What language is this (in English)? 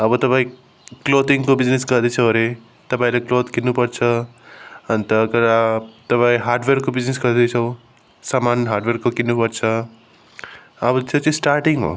Nepali